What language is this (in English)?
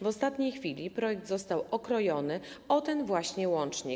Polish